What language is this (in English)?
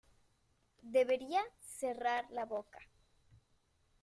Spanish